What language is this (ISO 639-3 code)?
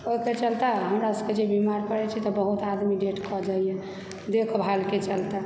mai